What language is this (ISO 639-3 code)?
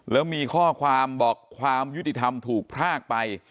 tha